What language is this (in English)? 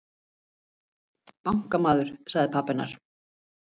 Icelandic